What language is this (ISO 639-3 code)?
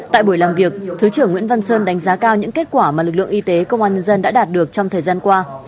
vie